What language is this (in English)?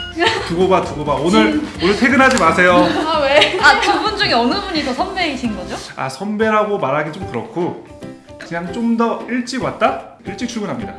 Korean